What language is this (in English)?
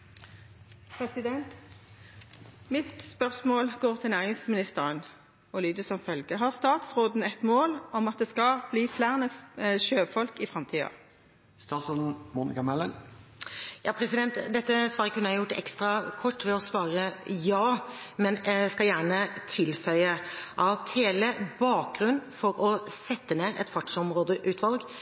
Norwegian